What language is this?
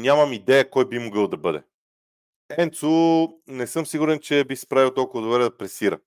Bulgarian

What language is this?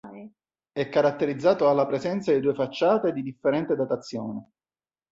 Italian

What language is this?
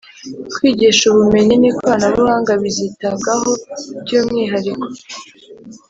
Kinyarwanda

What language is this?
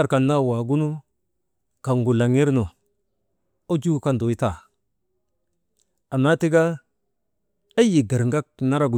Maba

